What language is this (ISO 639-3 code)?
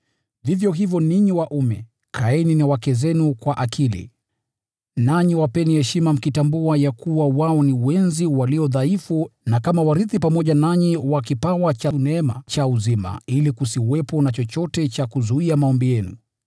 swa